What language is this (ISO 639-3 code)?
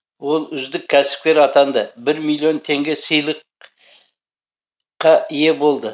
kaz